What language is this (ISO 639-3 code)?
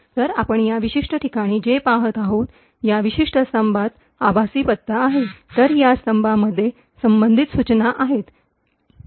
mar